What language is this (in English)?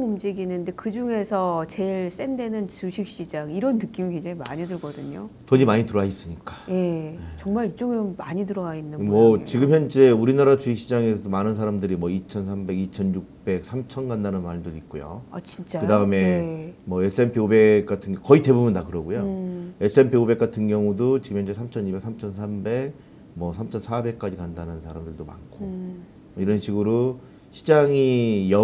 Korean